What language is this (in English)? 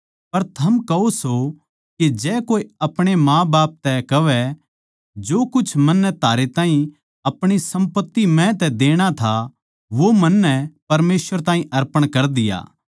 Haryanvi